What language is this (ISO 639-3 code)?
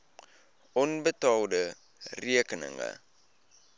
afr